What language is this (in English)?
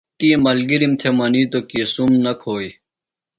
Phalura